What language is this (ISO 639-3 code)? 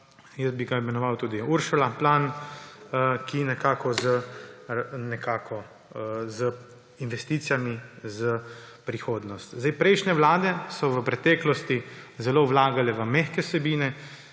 slv